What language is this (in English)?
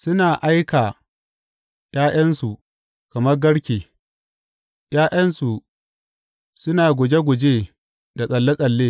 Hausa